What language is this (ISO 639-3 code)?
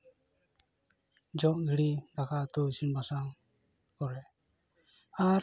sat